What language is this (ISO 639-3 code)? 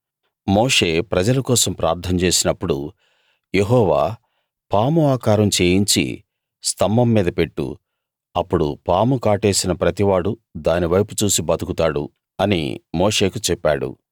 tel